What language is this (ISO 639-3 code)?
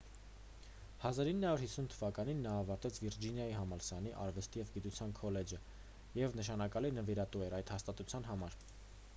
hye